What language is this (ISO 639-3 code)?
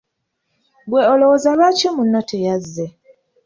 lug